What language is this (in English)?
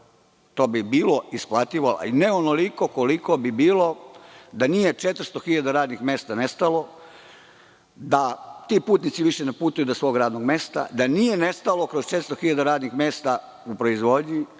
Serbian